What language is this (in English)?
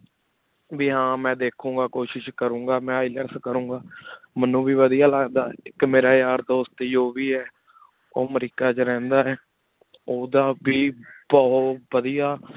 Punjabi